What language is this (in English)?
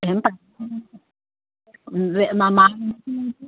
Telugu